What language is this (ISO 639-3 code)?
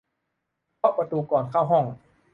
tha